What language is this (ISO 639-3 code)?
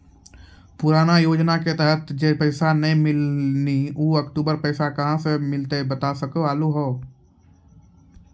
mai